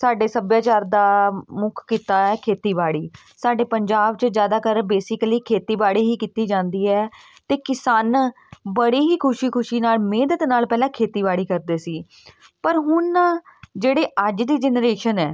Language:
Punjabi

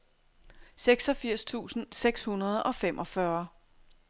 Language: Danish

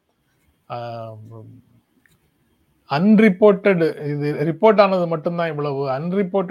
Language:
Tamil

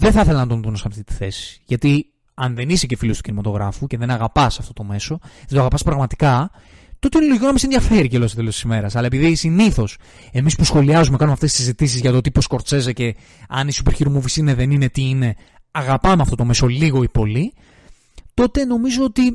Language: Greek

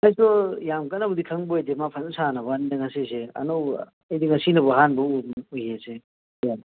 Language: Manipuri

